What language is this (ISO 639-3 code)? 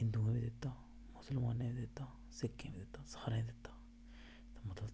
doi